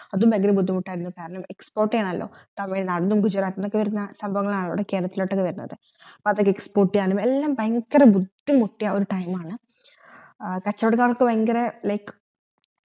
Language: Malayalam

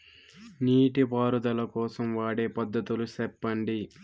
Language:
Telugu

